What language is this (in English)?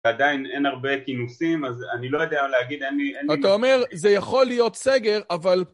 Hebrew